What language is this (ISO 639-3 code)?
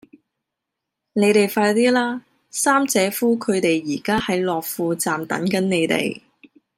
yue